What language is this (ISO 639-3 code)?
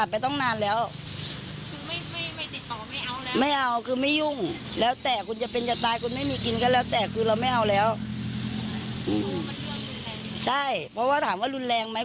tha